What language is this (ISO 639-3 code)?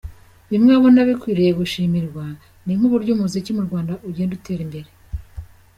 kin